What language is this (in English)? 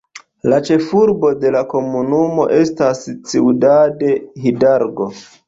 Esperanto